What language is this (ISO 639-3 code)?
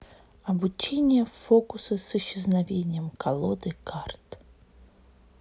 rus